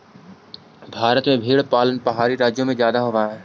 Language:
Magahi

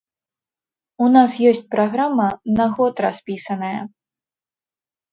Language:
Belarusian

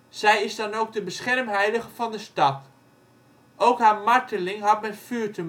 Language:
Dutch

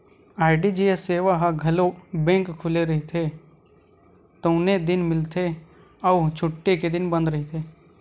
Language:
Chhattisgarhi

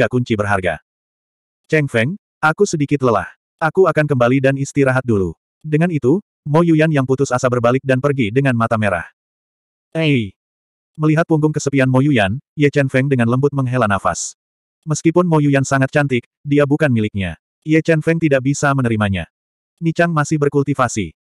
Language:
Indonesian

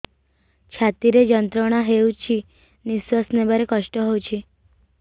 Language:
Odia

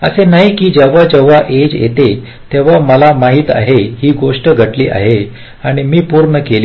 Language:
Marathi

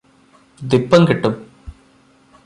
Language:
Malayalam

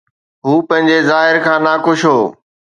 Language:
Sindhi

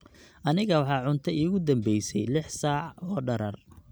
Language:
Somali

